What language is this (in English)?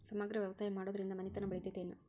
Kannada